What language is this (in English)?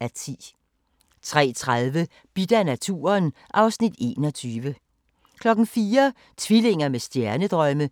Danish